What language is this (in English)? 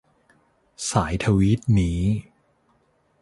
Thai